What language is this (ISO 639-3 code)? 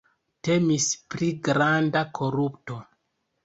epo